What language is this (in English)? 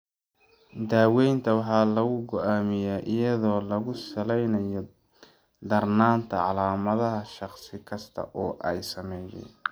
Somali